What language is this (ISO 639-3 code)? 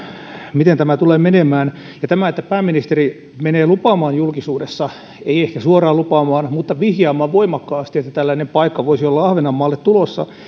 fin